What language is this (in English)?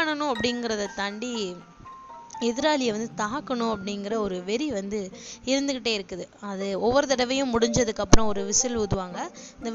Tamil